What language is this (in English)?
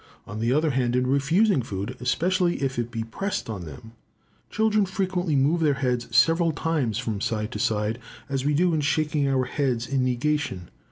English